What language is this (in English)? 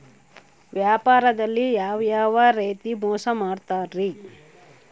Kannada